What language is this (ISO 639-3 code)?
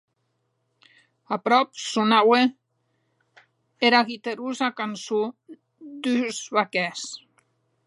oci